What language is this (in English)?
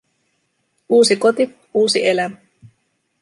Finnish